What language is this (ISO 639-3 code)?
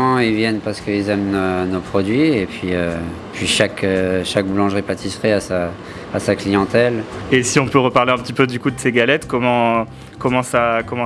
fra